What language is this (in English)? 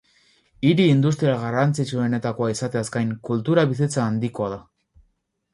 Basque